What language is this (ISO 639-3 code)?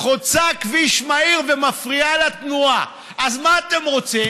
heb